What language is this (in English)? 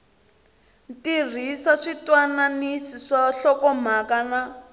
Tsonga